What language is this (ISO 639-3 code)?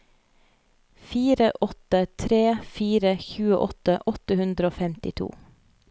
nor